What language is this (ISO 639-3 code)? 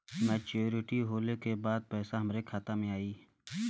bho